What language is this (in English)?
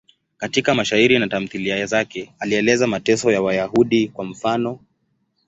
Swahili